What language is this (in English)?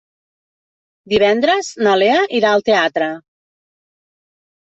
Catalan